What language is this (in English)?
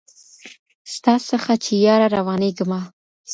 Pashto